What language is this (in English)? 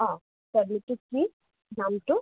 Assamese